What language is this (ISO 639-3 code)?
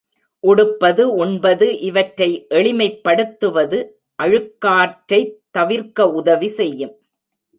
tam